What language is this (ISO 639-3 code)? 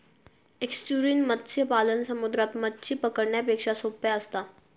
mar